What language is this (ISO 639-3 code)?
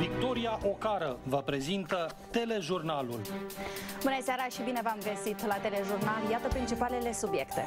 ron